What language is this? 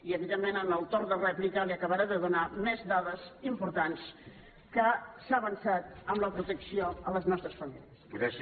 Catalan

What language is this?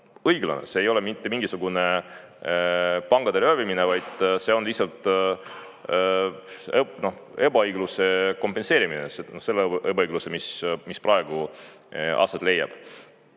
Estonian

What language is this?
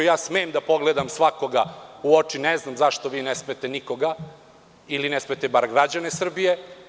Serbian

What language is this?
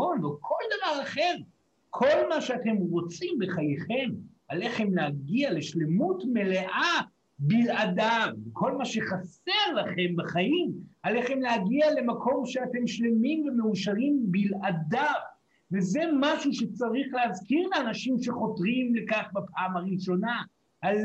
Hebrew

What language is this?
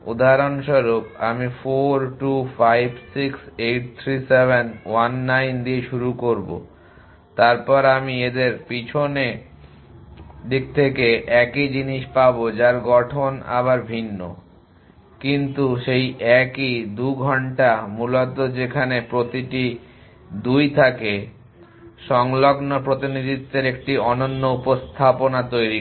Bangla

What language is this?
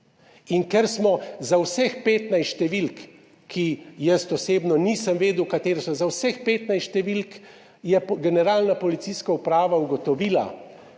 Slovenian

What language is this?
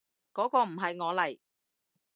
Cantonese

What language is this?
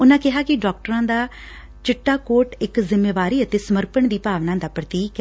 Punjabi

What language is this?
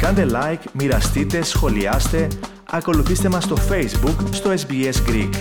Greek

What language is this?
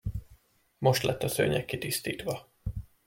Hungarian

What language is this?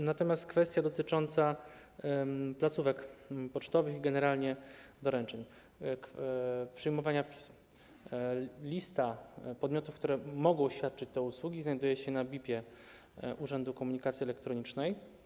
Polish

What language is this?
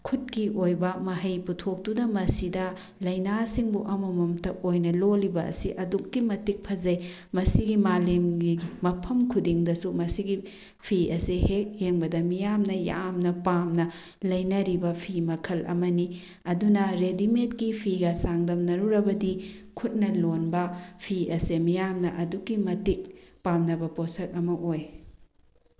Manipuri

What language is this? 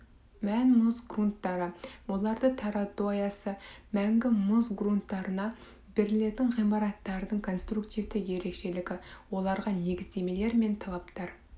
Kazakh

